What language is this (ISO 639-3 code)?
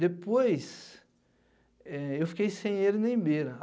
por